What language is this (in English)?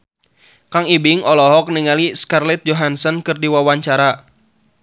Sundanese